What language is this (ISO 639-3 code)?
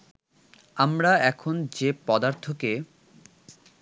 ben